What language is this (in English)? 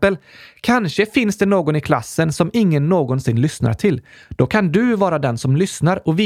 Swedish